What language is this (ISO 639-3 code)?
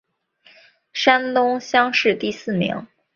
zho